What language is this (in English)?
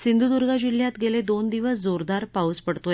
Marathi